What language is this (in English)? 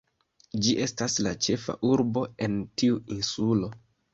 Esperanto